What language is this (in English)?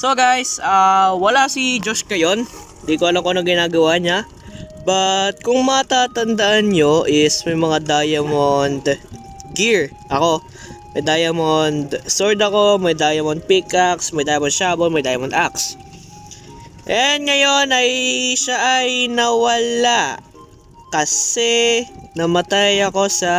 Filipino